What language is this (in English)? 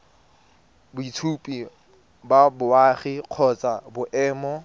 Tswana